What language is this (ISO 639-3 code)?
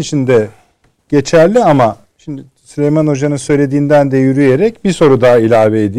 tur